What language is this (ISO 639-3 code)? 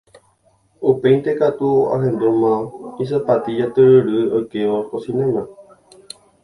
grn